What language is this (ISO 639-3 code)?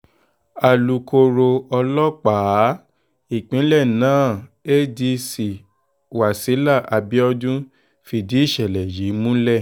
yor